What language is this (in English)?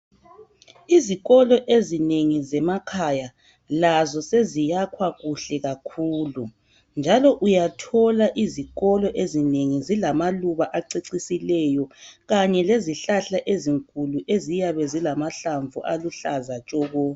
North Ndebele